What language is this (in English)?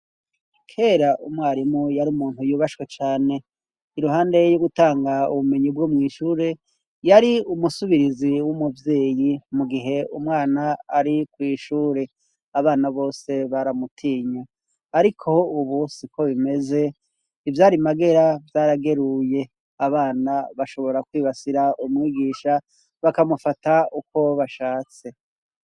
Rundi